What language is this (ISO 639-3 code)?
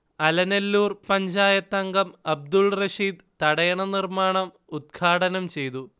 mal